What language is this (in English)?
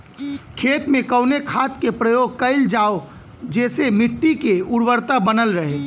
Bhojpuri